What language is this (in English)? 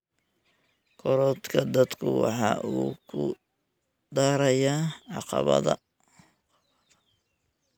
Somali